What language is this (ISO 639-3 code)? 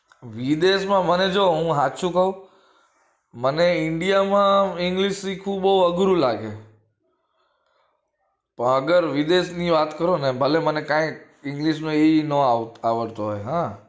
guj